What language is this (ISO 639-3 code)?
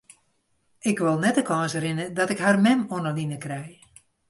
fry